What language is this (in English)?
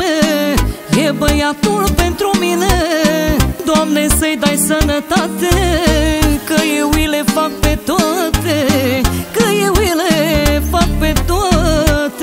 Romanian